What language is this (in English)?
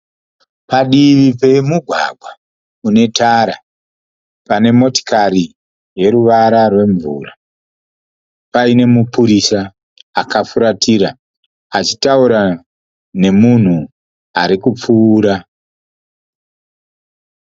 Shona